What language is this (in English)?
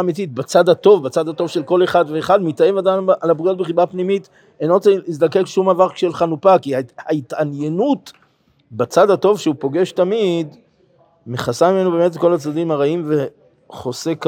Hebrew